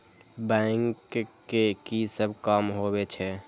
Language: Maithili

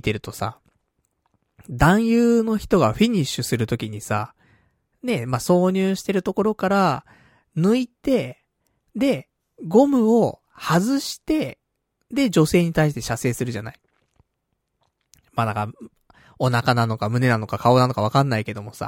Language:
Japanese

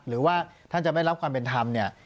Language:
Thai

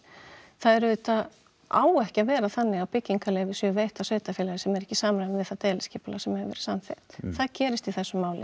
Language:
Icelandic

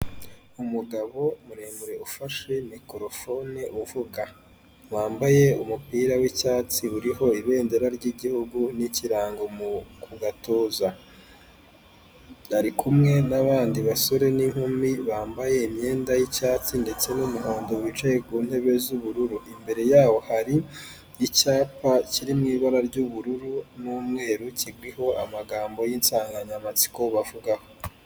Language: Kinyarwanda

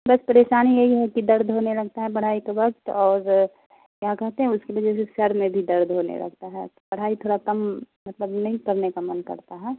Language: Urdu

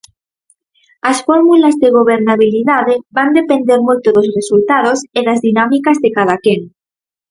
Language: Galician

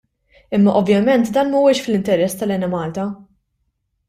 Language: Maltese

